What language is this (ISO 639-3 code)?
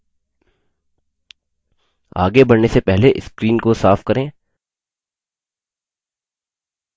hin